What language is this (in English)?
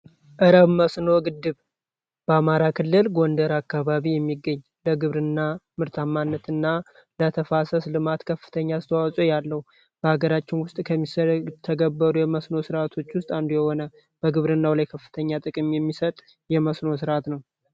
Amharic